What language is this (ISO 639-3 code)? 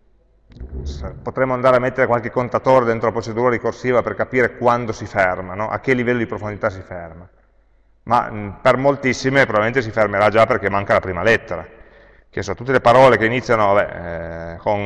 ita